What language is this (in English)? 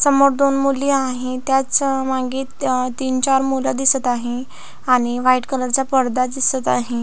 Marathi